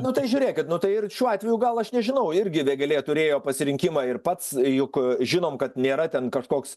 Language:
Lithuanian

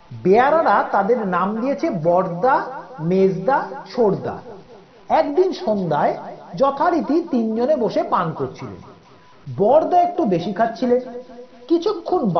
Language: Bangla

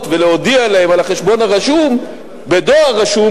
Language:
Hebrew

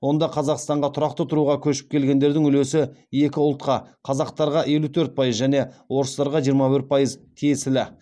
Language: Kazakh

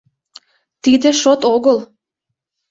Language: Mari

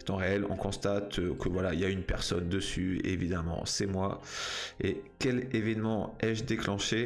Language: French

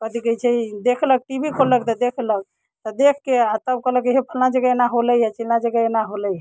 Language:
Maithili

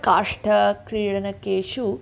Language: Sanskrit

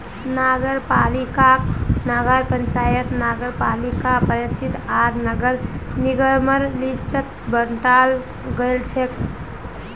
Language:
Magahi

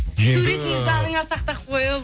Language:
Kazakh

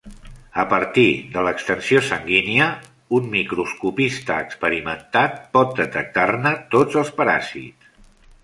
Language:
Catalan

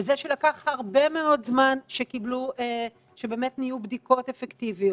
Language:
Hebrew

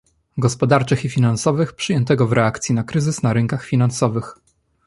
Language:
Polish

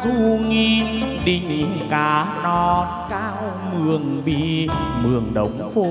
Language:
Vietnamese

